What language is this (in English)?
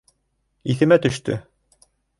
Bashkir